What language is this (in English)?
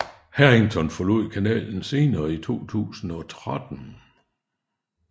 Danish